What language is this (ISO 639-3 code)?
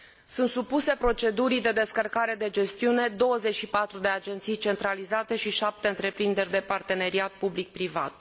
ron